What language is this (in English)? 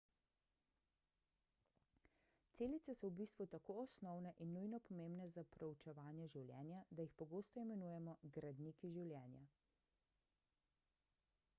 Slovenian